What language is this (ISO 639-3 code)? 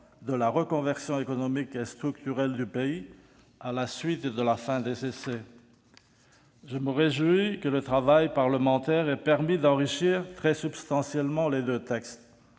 fra